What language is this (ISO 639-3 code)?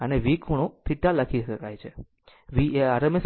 guj